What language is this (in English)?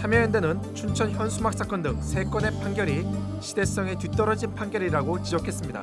Korean